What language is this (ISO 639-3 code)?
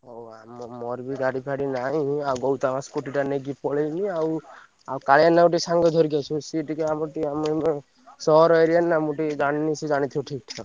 ori